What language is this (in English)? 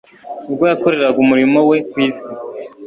Kinyarwanda